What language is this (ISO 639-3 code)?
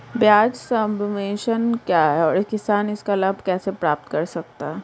hin